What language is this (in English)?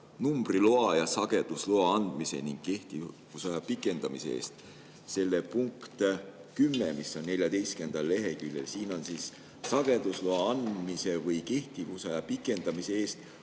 Estonian